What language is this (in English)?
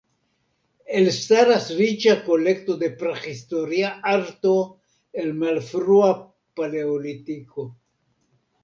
Esperanto